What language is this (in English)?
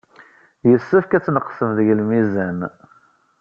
Kabyle